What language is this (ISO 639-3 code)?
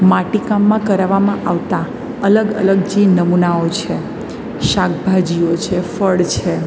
guj